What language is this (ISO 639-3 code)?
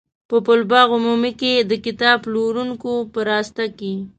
pus